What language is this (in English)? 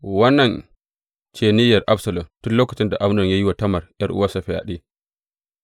Hausa